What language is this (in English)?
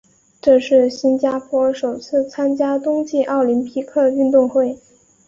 Chinese